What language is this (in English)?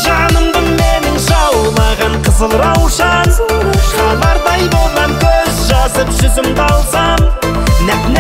Arabic